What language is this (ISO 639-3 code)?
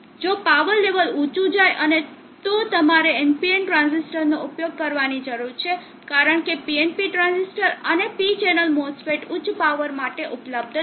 guj